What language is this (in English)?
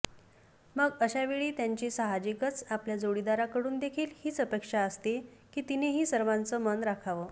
Marathi